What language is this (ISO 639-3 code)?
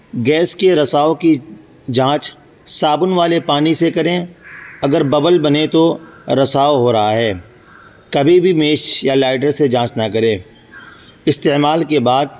urd